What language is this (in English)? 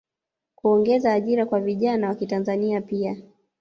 Swahili